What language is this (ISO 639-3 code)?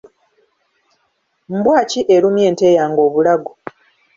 lug